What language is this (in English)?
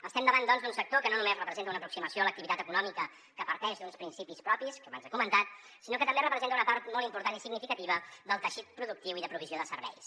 Catalan